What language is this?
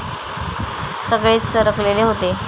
Marathi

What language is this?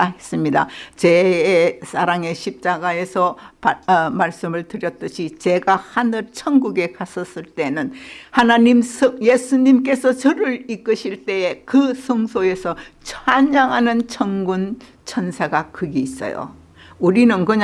Korean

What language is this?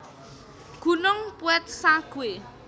Javanese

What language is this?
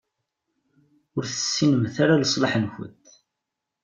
Kabyle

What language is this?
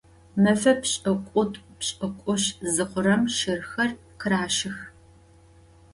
Adyghe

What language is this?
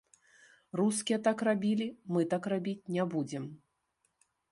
Belarusian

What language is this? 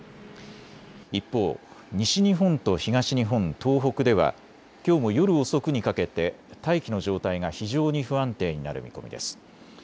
Japanese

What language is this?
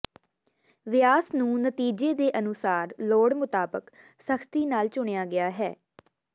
Punjabi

